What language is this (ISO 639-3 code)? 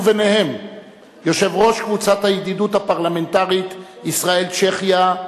heb